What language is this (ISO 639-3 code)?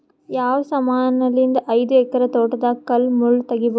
kan